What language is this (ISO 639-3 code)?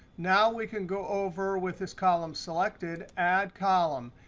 eng